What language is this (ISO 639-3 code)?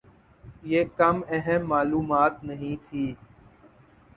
urd